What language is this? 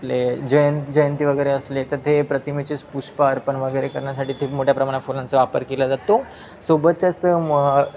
Marathi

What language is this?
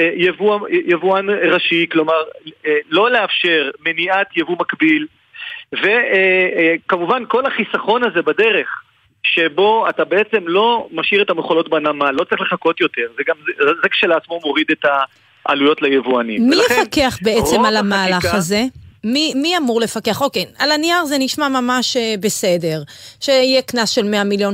Hebrew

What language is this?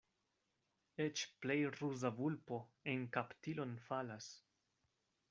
Esperanto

